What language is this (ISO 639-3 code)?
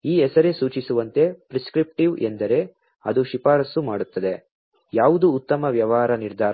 kan